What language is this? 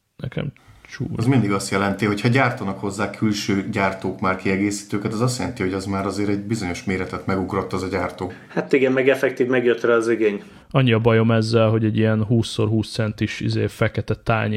Hungarian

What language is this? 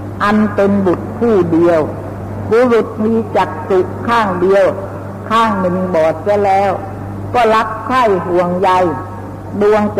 Thai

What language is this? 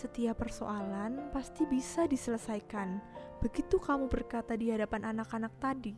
Indonesian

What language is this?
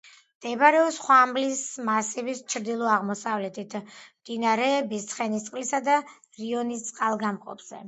Georgian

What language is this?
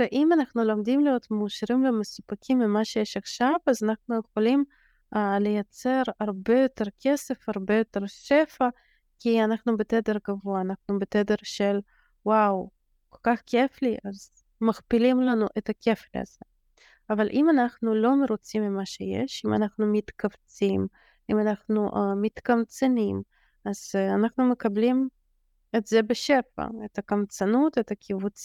Hebrew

